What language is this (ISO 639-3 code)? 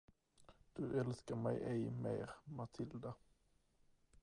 swe